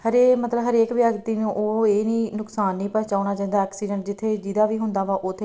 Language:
Punjabi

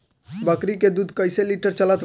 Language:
Bhojpuri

